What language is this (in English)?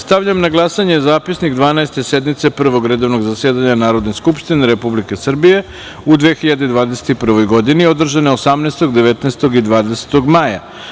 Serbian